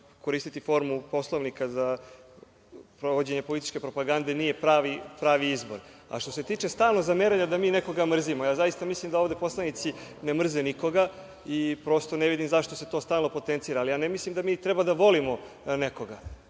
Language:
Serbian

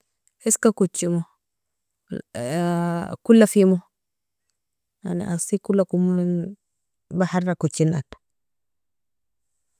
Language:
Nobiin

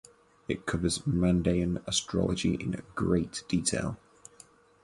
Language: English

